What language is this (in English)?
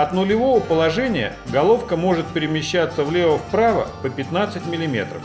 Russian